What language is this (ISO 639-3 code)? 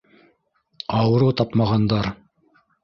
bak